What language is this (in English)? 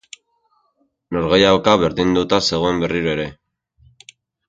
Basque